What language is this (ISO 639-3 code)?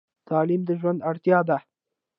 pus